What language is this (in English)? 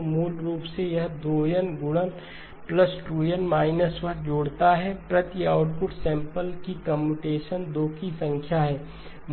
Hindi